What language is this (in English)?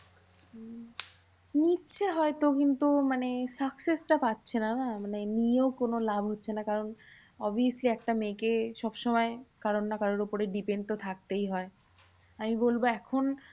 Bangla